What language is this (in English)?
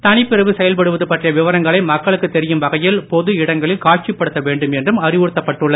Tamil